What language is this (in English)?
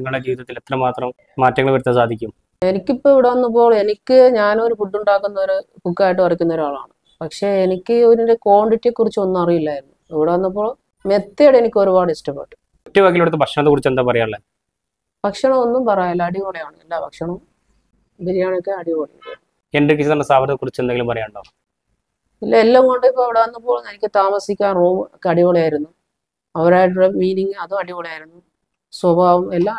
Malayalam